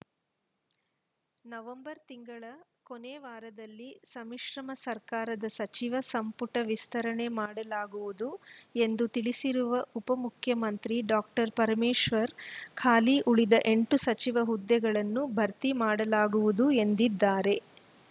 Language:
Kannada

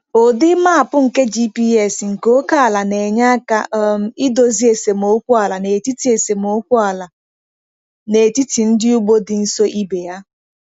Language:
Igbo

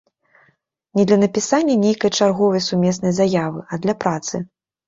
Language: Belarusian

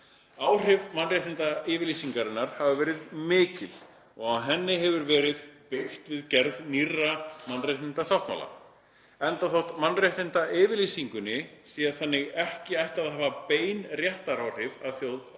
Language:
Icelandic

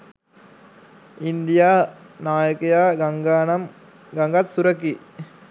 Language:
Sinhala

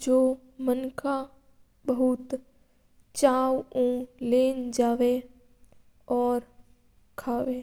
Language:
Mewari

